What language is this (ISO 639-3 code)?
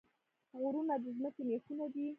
pus